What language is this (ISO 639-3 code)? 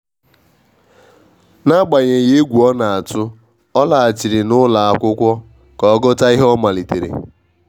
ibo